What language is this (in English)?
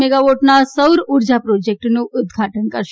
Gujarati